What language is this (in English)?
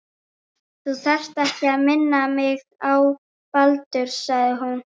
Icelandic